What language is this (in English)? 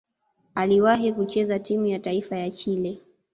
Swahili